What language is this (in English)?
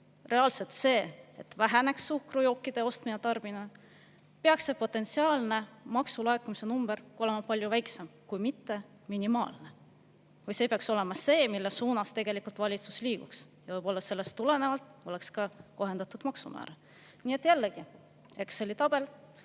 Estonian